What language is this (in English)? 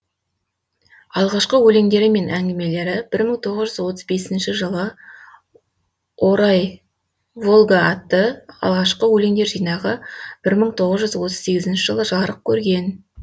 Kazakh